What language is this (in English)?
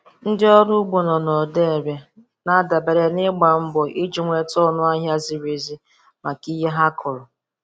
Igbo